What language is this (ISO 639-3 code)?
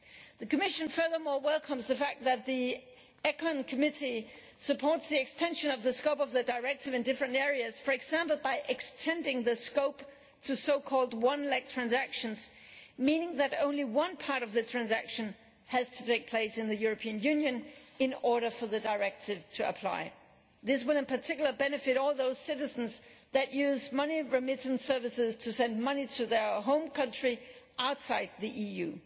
eng